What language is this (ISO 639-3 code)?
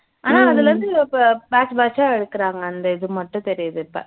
tam